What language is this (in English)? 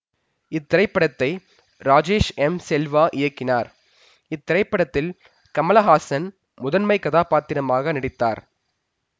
Tamil